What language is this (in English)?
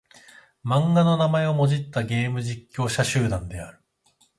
Japanese